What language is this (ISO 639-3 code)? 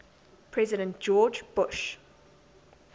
eng